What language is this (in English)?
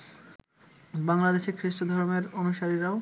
Bangla